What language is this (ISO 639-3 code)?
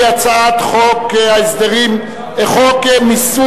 heb